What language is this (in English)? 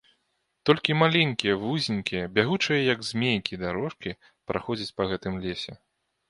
Belarusian